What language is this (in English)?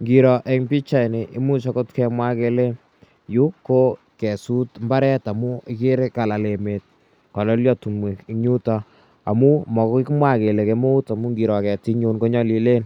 Kalenjin